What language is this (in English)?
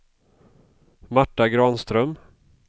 Swedish